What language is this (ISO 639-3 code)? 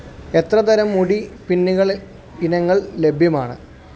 mal